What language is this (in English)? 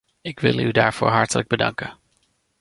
Dutch